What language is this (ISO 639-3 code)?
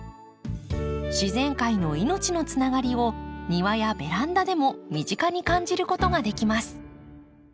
jpn